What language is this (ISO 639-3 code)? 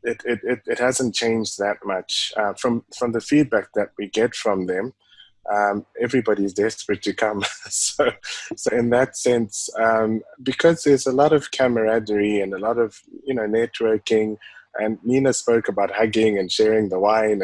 eng